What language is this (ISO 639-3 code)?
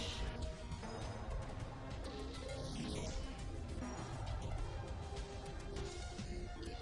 ind